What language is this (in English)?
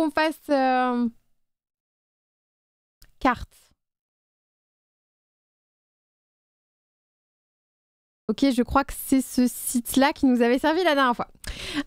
French